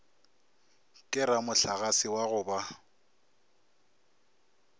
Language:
Northern Sotho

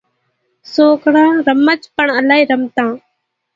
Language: Kachi Koli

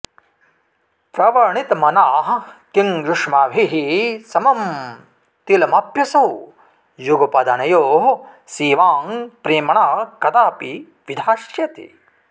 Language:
Sanskrit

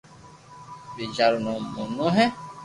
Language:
Loarki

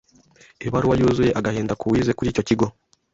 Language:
Kinyarwanda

